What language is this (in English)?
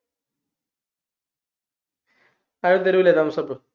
Malayalam